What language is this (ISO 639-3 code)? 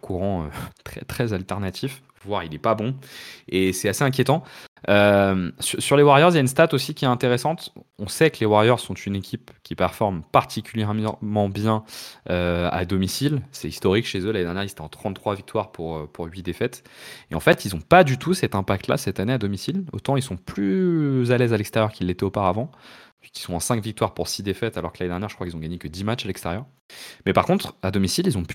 fra